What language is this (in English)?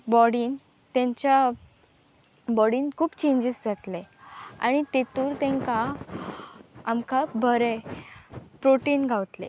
Konkani